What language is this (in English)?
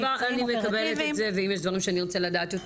Hebrew